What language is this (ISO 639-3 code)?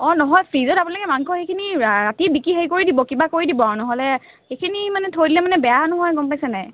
asm